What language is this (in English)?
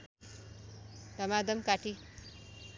Nepali